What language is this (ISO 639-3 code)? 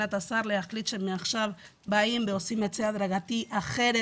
heb